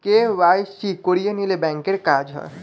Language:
Bangla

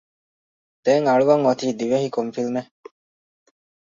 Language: Divehi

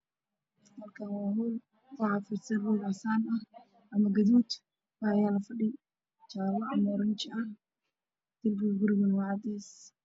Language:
Somali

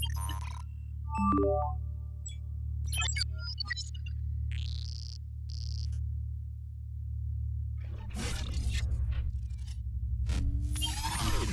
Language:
Arabic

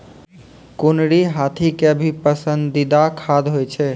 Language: Maithili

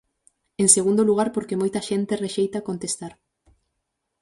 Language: Galician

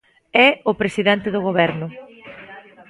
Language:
Galician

